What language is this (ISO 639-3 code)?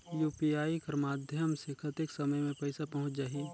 hne